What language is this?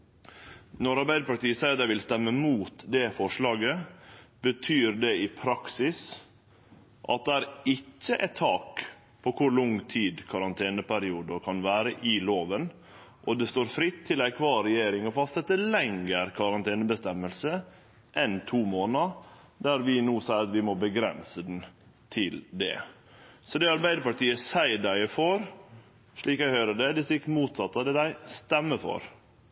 Norwegian Nynorsk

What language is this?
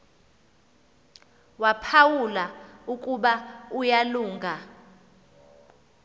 Xhosa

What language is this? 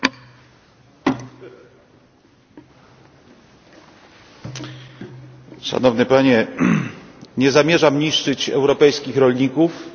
Polish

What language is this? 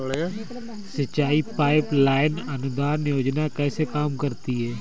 Hindi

